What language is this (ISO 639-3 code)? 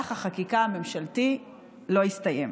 heb